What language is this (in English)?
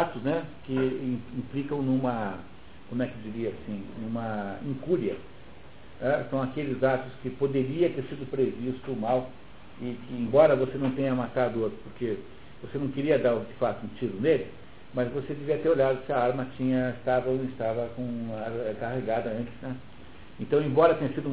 Portuguese